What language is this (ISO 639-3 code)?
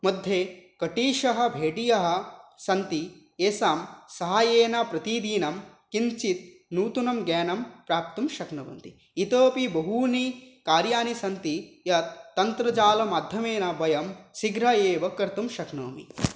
san